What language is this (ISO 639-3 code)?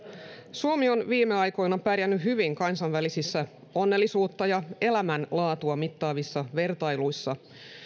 fin